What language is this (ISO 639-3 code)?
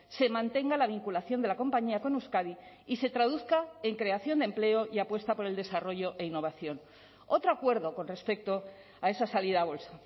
spa